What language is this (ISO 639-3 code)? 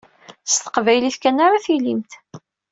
kab